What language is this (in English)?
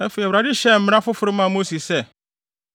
Akan